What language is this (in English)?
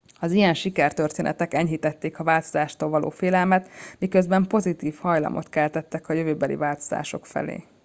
Hungarian